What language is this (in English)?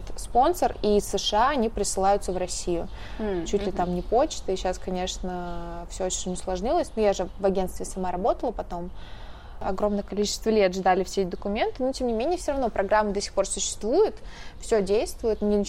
Russian